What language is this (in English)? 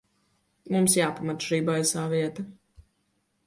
Latvian